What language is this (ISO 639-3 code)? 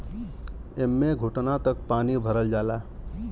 bho